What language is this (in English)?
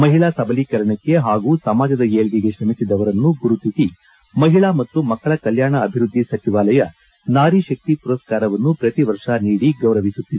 Kannada